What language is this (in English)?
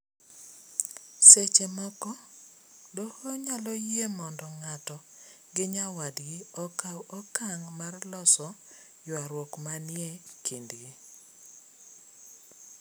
Luo (Kenya and Tanzania)